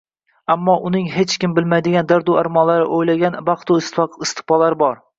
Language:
Uzbek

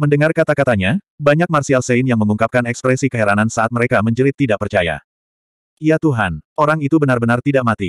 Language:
Indonesian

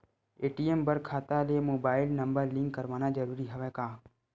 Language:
Chhattisgarhi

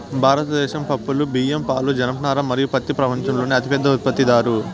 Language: Telugu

